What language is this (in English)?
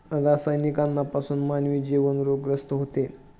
Marathi